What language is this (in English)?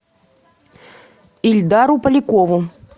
Russian